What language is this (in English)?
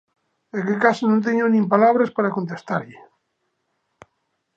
Galician